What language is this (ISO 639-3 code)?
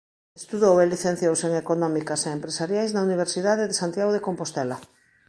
glg